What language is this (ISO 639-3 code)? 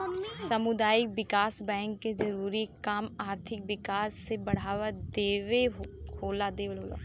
bho